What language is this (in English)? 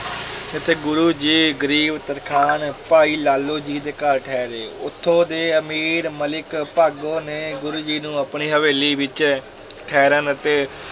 Punjabi